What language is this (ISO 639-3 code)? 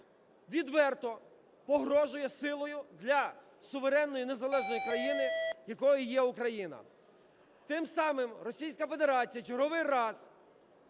ukr